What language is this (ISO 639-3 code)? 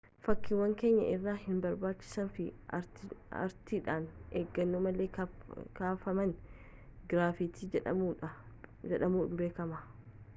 orm